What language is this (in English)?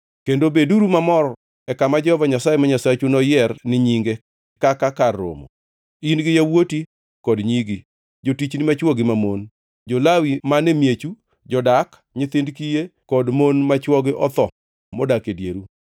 Luo (Kenya and Tanzania)